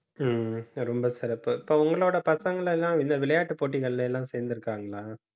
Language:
Tamil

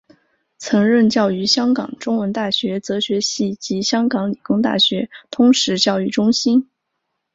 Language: Chinese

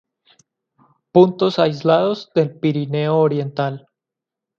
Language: Spanish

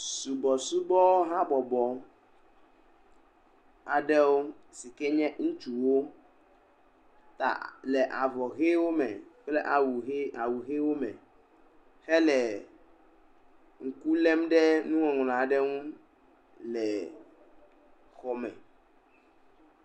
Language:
Ewe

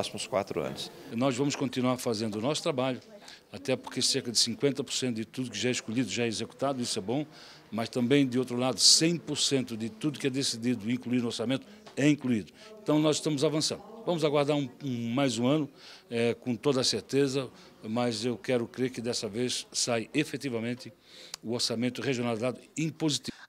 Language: Portuguese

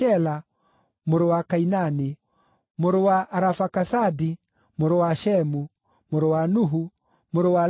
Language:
Kikuyu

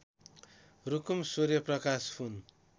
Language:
Nepali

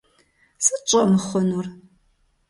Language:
Kabardian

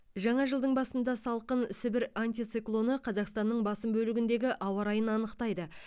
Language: Kazakh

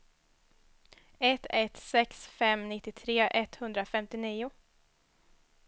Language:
Swedish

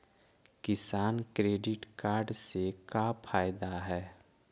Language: Magahi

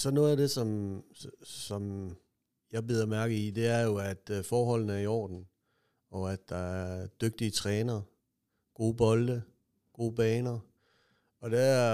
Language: Danish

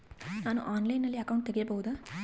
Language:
Kannada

